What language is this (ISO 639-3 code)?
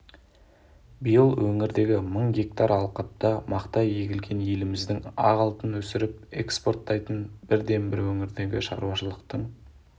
kaz